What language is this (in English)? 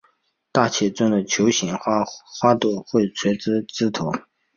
Chinese